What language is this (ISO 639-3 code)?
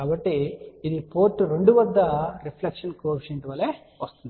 tel